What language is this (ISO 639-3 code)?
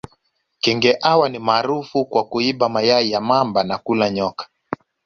swa